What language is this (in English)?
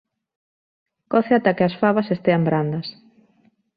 Galician